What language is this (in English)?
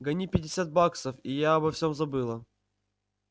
Russian